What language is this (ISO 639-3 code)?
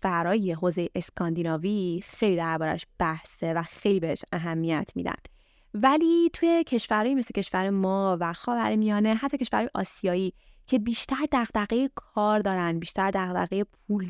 fas